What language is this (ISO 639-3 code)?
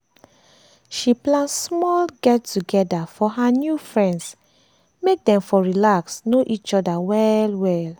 pcm